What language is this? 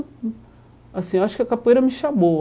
Portuguese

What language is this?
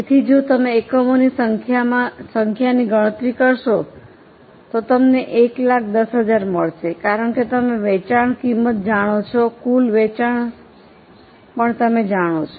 Gujarati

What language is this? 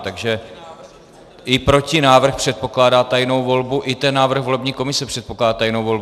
Czech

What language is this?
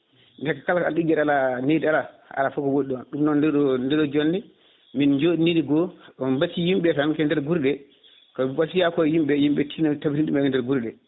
Fula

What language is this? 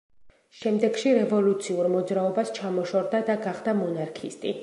Georgian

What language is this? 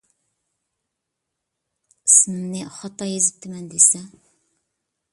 Uyghur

